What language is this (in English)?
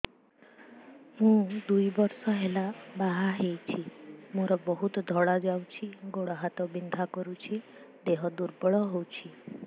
Odia